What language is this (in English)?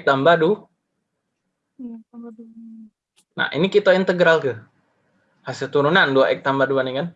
Indonesian